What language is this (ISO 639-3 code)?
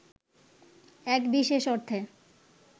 ben